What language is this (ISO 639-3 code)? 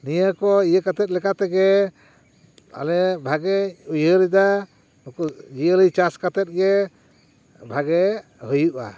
sat